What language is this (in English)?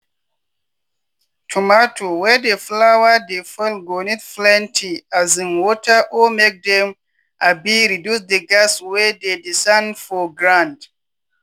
Nigerian Pidgin